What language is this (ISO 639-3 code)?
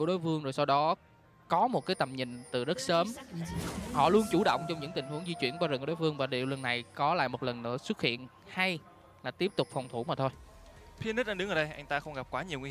vie